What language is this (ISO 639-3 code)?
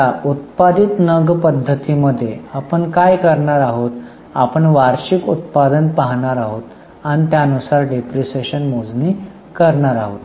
mar